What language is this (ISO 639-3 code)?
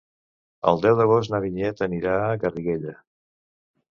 cat